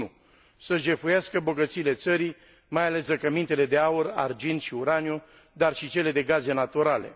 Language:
Romanian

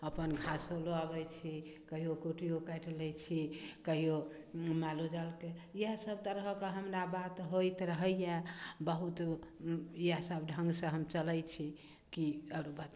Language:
Maithili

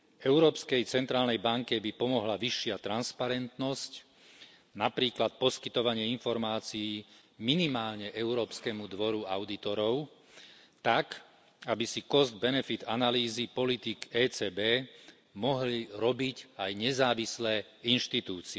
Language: Slovak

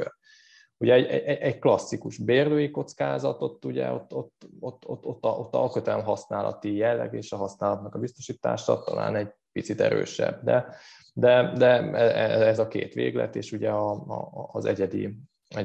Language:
Hungarian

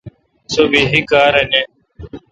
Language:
Kalkoti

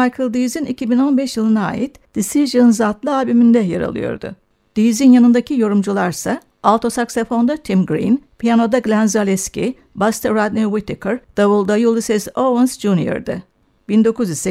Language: Turkish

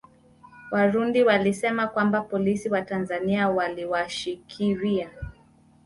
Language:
Swahili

